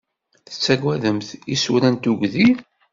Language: Kabyle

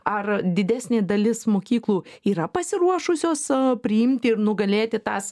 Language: Lithuanian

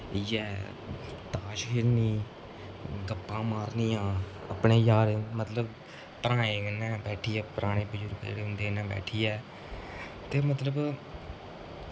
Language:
Dogri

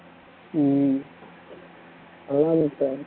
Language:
Tamil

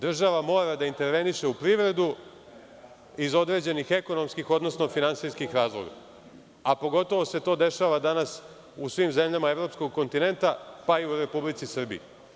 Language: Serbian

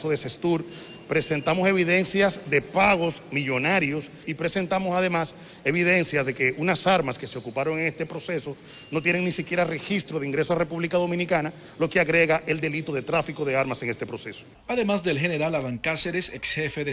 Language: Spanish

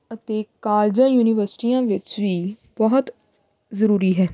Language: Punjabi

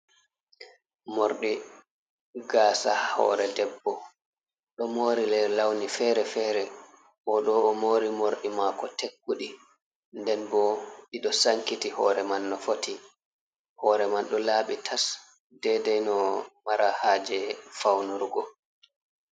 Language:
Fula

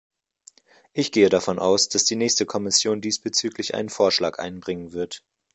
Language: German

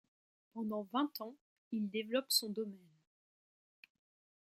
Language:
French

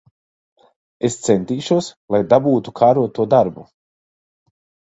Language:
Latvian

